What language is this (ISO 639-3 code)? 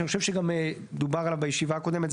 heb